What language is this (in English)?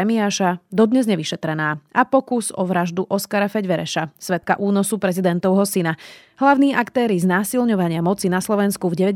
Slovak